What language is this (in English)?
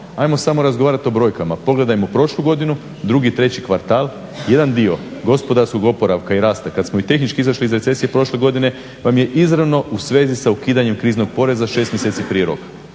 Croatian